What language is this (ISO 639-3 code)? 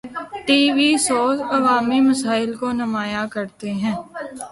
urd